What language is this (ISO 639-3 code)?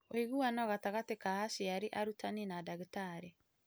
kik